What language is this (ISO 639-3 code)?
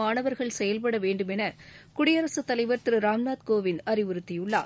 tam